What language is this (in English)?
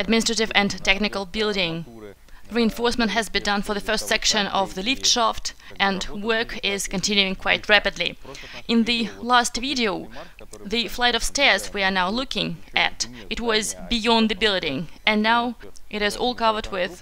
English